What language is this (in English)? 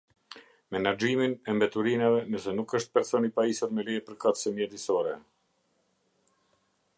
Albanian